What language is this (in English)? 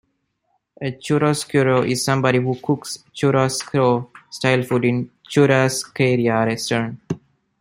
English